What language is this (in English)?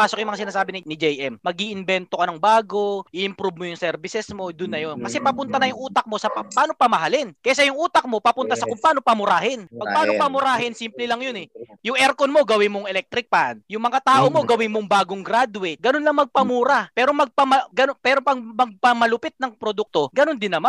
Filipino